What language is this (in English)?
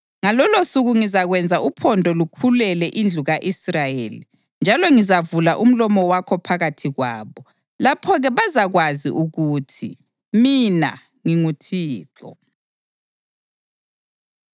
North Ndebele